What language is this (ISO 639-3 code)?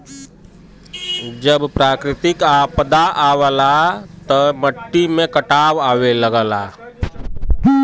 bho